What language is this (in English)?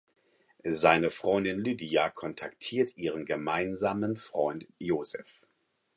German